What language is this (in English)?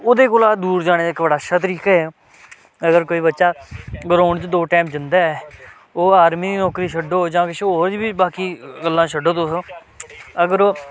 Dogri